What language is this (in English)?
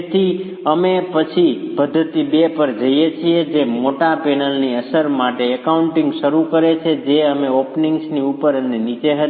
Gujarati